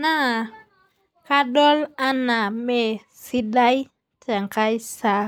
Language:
Masai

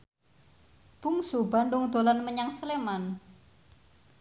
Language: Javanese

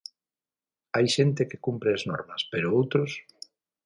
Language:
Galician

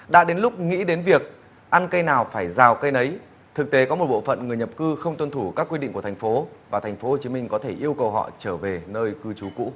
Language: Vietnamese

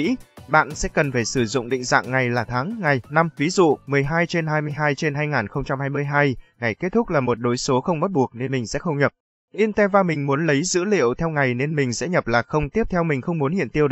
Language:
Vietnamese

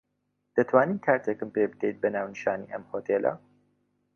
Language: Central Kurdish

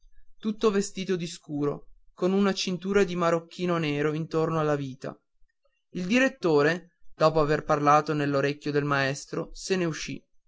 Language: Italian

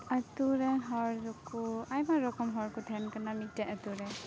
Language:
Santali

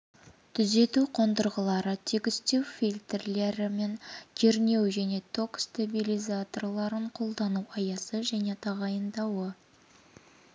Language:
Kazakh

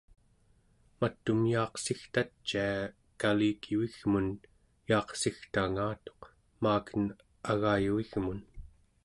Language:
Central Yupik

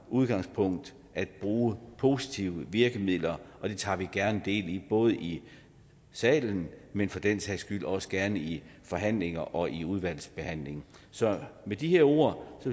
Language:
Danish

